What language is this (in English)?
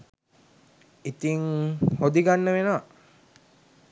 Sinhala